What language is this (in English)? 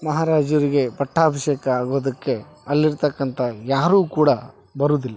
Kannada